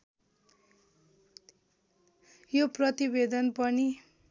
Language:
Nepali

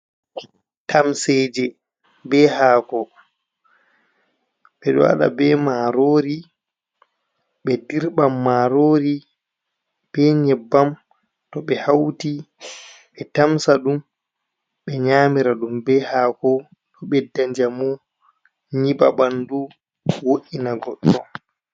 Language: Fula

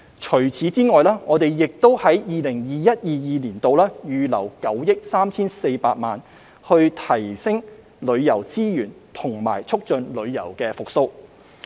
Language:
Cantonese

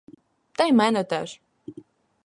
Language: Ukrainian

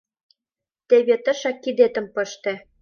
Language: Mari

